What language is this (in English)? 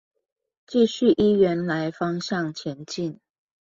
Chinese